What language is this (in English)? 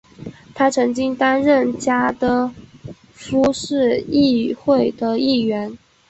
Chinese